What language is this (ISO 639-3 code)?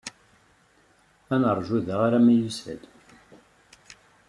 kab